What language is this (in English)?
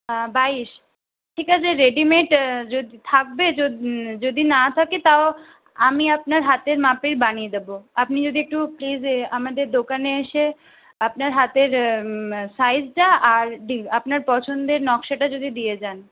Bangla